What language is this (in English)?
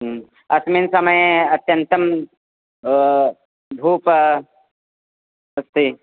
Sanskrit